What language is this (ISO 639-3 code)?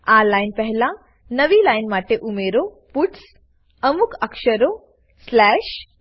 guj